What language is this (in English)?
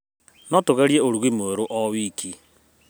Kikuyu